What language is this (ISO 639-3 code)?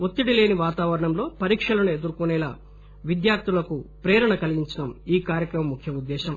tel